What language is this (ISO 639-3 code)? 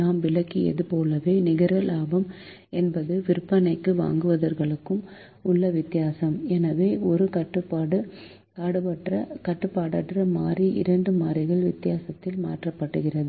tam